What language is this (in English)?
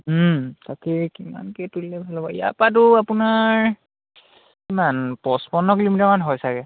Assamese